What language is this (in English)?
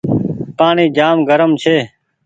Goaria